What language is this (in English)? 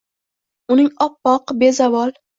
Uzbek